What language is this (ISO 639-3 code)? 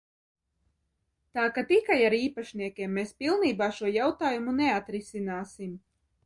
lav